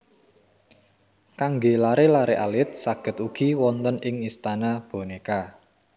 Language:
Javanese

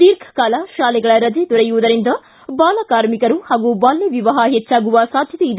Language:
Kannada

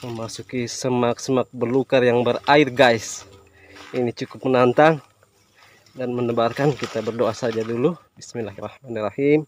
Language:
Indonesian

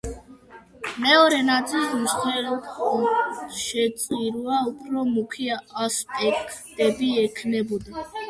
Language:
Georgian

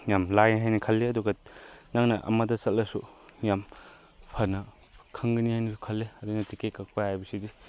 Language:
Manipuri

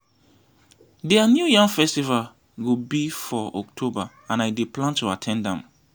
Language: Nigerian Pidgin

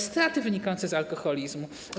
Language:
Polish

